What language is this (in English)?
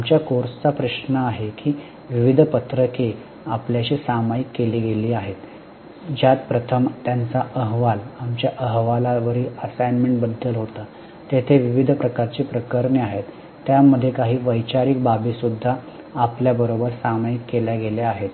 Marathi